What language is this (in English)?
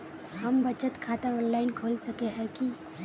Magahi